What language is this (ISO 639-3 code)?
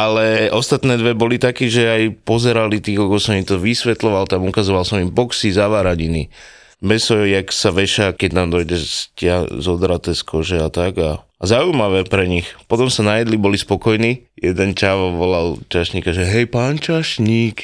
slk